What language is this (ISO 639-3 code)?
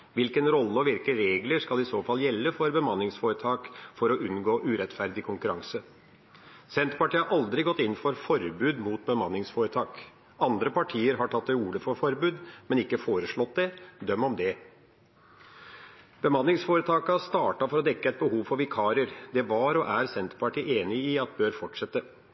nob